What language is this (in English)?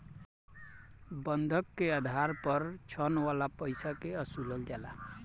Bhojpuri